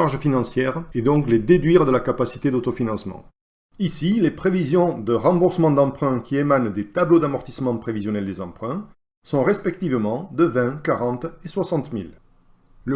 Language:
French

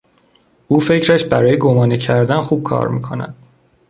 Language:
Persian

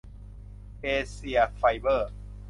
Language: Thai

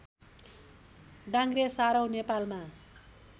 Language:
Nepali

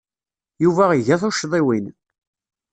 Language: Kabyle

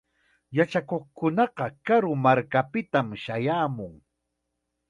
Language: Chiquián Ancash Quechua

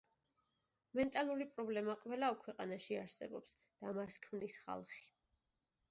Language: Georgian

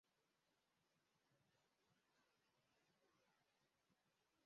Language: Kinyarwanda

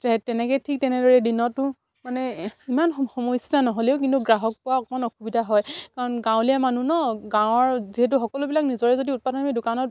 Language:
Assamese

